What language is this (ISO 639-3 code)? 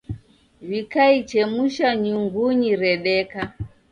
dav